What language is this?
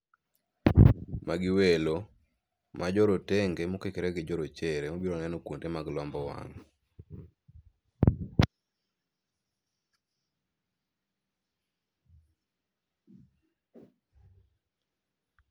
Luo (Kenya and Tanzania)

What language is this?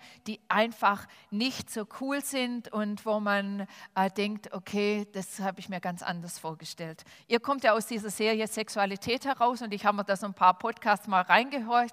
German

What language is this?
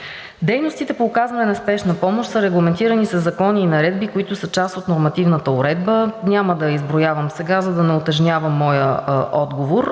Bulgarian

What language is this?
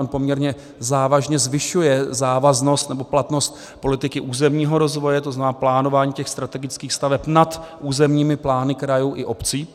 Czech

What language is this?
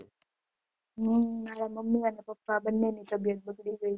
Gujarati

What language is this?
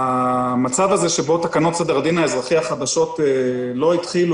Hebrew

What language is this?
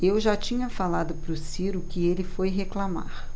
Portuguese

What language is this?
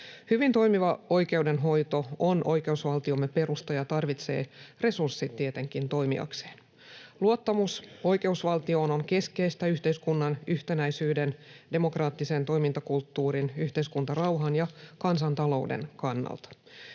Finnish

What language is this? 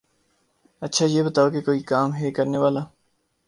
Urdu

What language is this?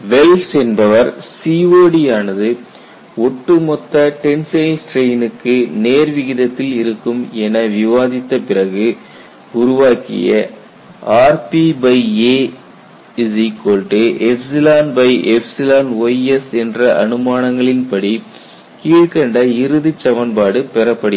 Tamil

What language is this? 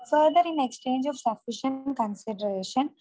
Malayalam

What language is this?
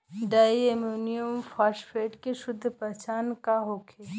Bhojpuri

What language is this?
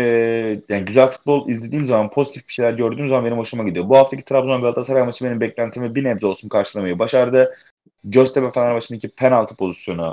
Turkish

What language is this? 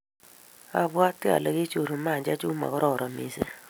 Kalenjin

